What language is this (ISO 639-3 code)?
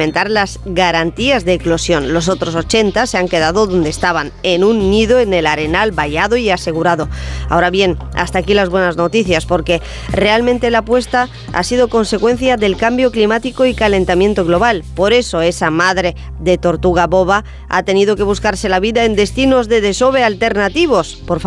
spa